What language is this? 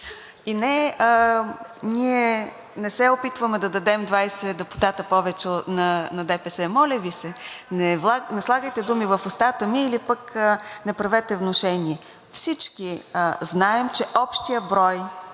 Bulgarian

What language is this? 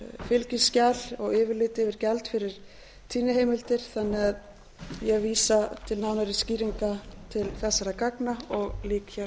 Icelandic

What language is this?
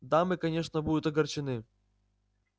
Russian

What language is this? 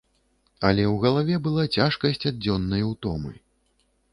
Belarusian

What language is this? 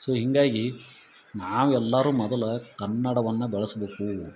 Kannada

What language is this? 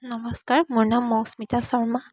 Assamese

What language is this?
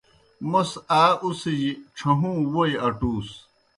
Kohistani Shina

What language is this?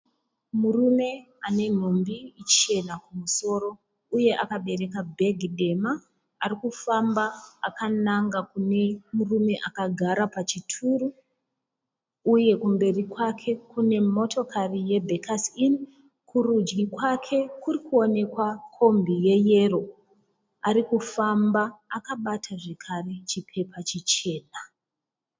Shona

